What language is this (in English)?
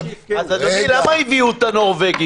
Hebrew